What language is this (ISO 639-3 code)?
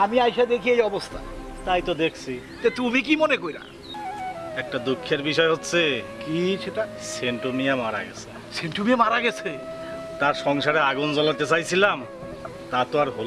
ben